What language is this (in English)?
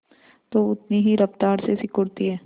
Hindi